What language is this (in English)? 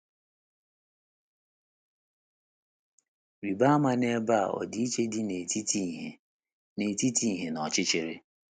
Igbo